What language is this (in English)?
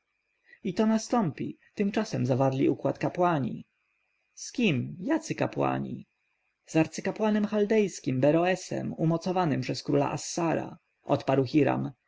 Polish